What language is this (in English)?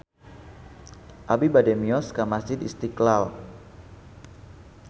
Sundanese